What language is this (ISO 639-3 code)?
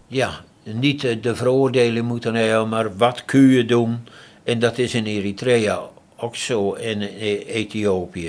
nld